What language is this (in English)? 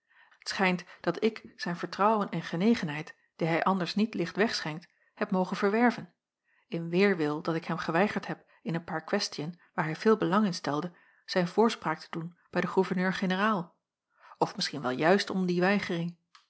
Dutch